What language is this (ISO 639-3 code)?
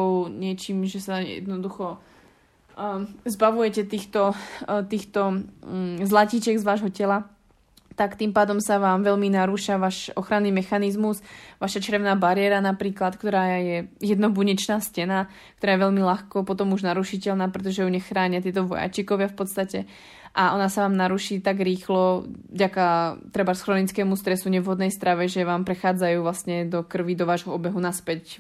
slk